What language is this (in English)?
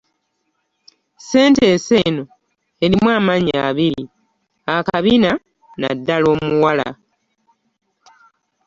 Ganda